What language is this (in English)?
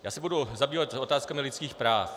Czech